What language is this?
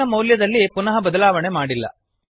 Kannada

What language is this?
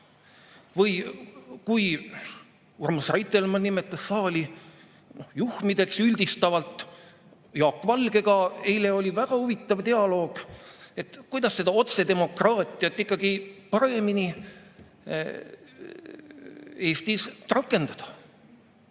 Estonian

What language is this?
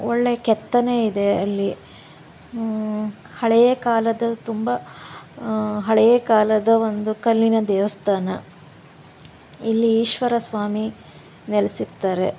Kannada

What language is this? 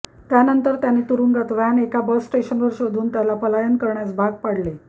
Marathi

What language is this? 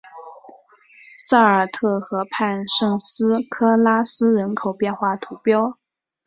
Chinese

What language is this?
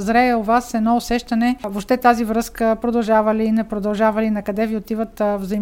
Bulgarian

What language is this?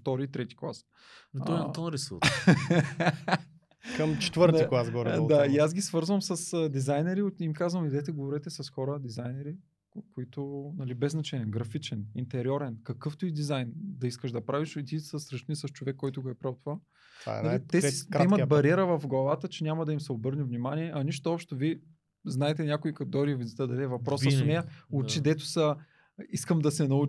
Bulgarian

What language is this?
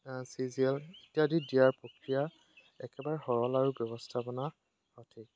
Assamese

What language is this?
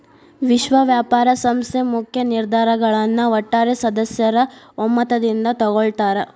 Kannada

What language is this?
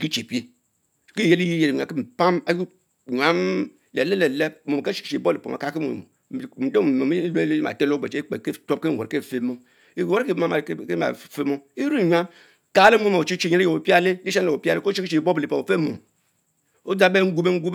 Mbe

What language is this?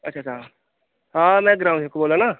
Dogri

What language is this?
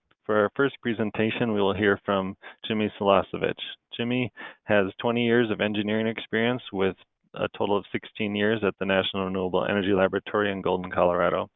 English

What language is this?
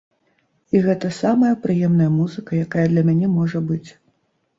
Belarusian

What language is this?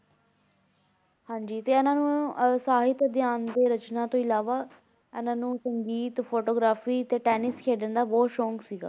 Punjabi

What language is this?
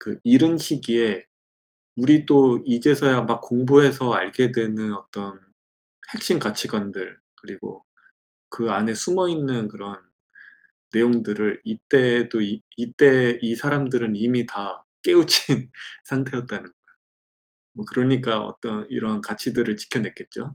Korean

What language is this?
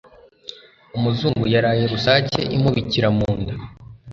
Kinyarwanda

